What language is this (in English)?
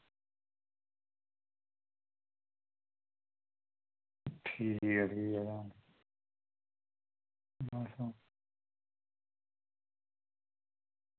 Dogri